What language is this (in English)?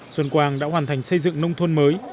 Vietnamese